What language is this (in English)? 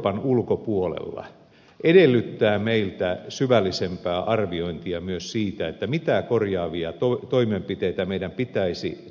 Finnish